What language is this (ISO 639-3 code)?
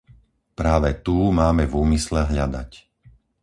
slk